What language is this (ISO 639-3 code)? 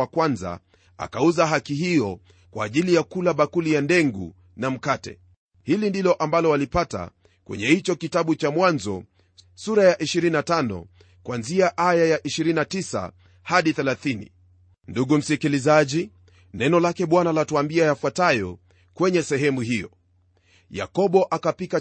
swa